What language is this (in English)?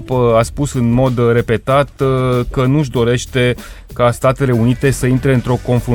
Romanian